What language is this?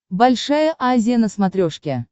Russian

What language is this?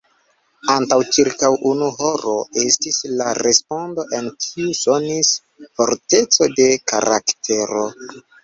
Esperanto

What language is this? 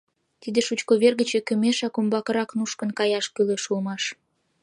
Mari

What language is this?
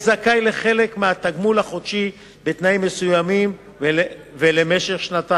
Hebrew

